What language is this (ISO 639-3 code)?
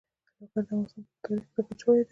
pus